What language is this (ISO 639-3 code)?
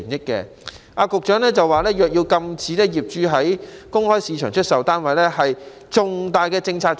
yue